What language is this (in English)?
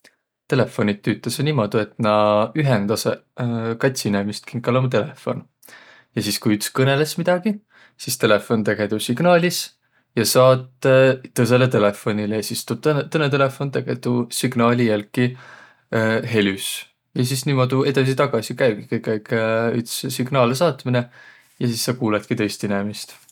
Võro